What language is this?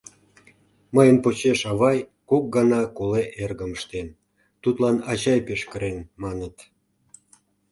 Mari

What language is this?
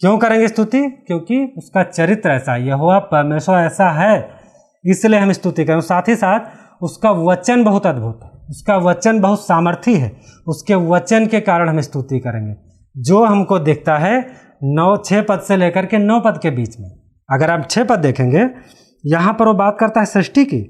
Hindi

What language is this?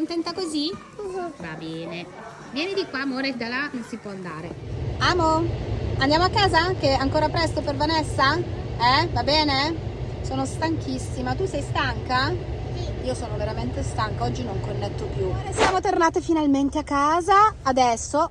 Italian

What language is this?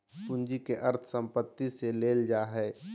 Magahi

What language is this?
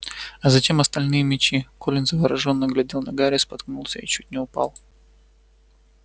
Russian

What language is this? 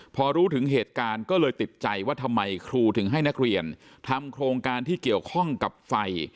Thai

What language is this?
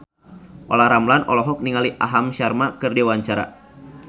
Sundanese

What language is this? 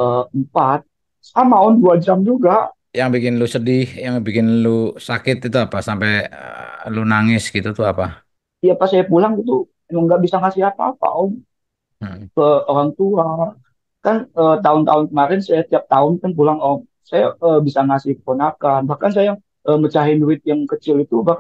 Indonesian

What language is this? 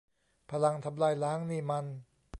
Thai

